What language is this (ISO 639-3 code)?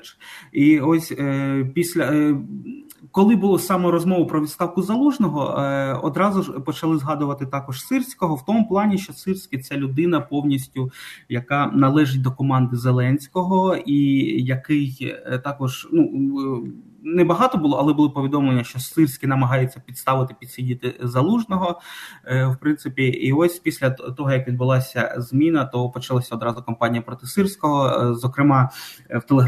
ukr